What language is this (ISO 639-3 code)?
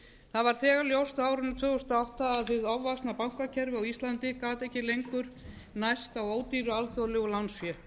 isl